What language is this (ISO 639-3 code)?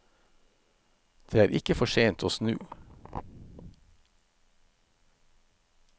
nor